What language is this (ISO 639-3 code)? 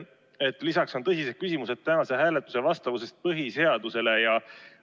est